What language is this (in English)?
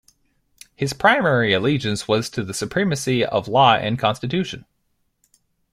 English